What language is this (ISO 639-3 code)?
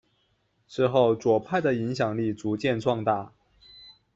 zho